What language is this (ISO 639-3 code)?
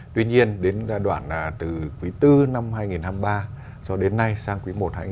vie